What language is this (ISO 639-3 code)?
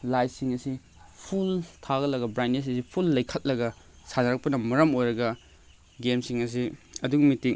mni